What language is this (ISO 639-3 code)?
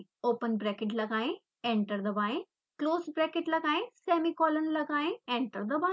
hin